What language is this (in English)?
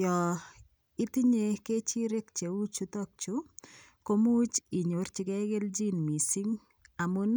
Kalenjin